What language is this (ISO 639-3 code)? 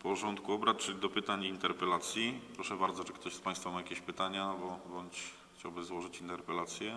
pol